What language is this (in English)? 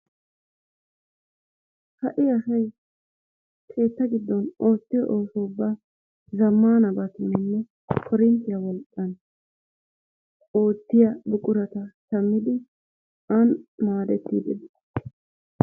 Wolaytta